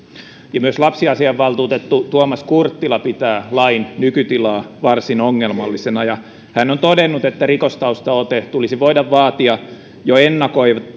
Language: Finnish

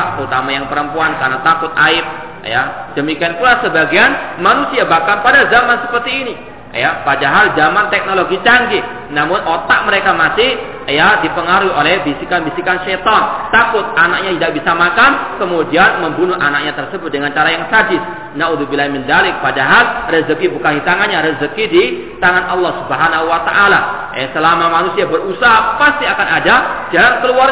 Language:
Malay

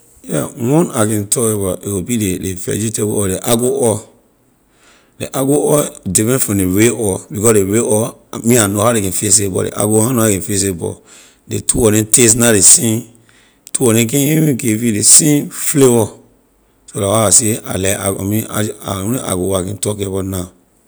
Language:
Liberian English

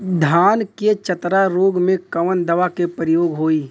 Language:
Bhojpuri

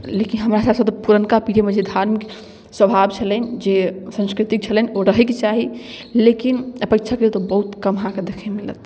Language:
Maithili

